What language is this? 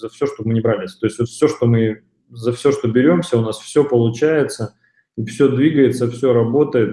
Russian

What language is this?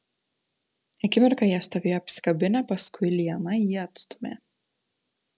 Lithuanian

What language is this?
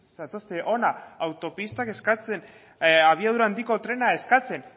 Basque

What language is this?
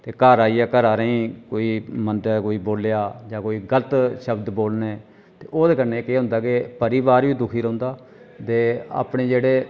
Dogri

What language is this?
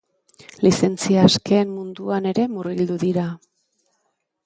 Basque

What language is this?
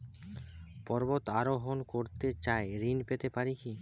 Bangla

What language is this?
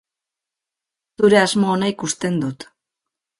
Basque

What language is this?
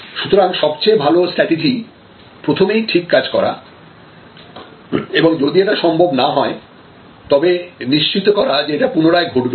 Bangla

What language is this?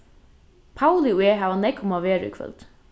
Faroese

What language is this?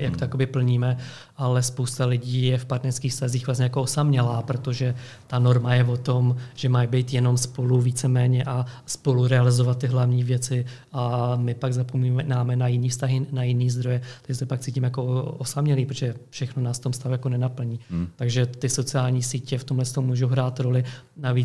Czech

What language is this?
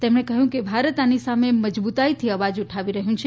Gujarati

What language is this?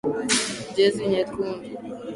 Swahili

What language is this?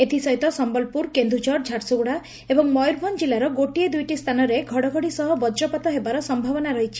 Odia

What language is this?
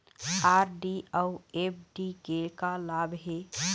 Chhattisgarhi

